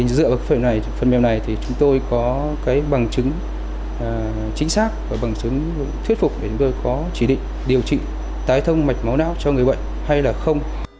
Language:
Vietnamese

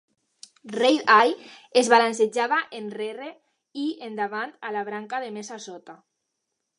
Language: Catalan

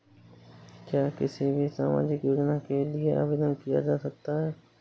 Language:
Hindi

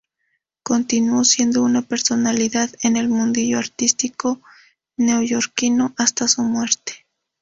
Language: Spanish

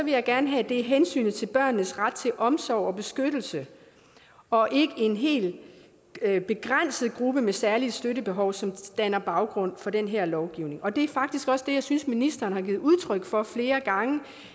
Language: Danish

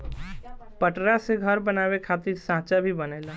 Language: Bhojpuri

